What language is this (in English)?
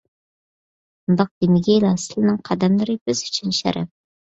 Uyghur